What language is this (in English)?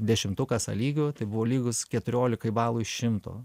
Lithuanian